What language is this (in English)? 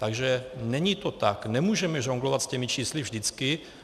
Czech